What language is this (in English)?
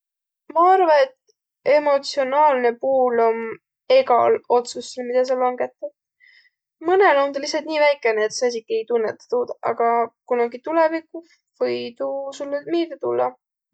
Võro